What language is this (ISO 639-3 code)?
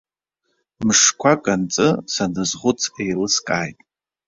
abk